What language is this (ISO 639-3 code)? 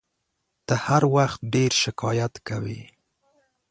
pus